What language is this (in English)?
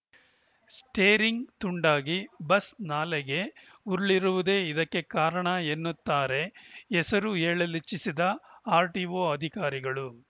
Kannada